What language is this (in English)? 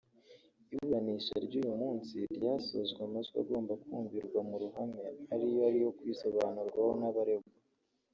Kinyarwanda